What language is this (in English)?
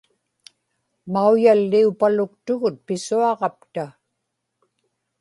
Inupiaq